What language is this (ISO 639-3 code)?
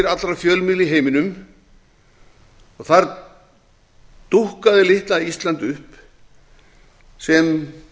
isl